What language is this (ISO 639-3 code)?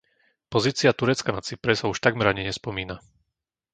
slk